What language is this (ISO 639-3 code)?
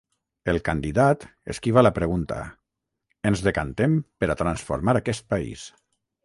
cat